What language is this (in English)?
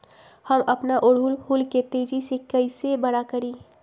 Magahi